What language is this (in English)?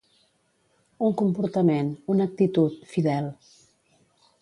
Catalan